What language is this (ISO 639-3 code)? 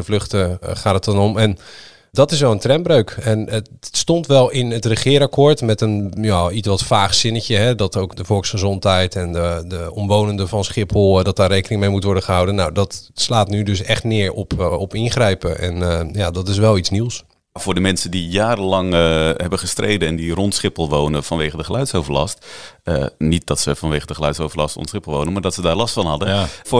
nld